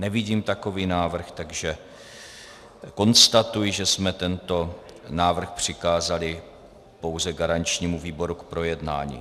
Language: Czech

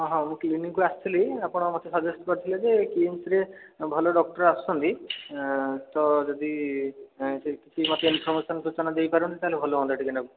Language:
Odia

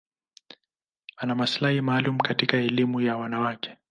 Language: Swahili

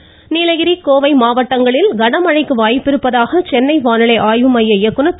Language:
Tamil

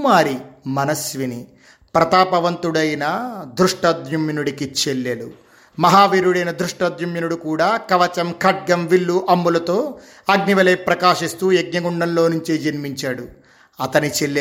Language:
Telugu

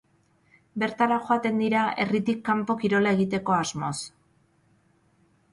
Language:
Basque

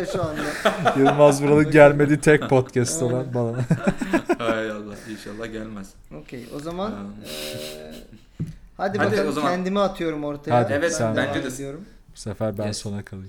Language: Turkish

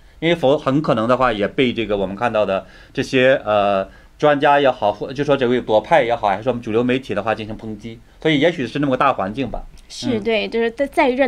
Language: Chinese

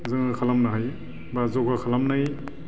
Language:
Bodo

